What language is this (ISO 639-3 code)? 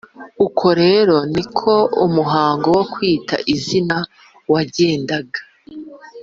kin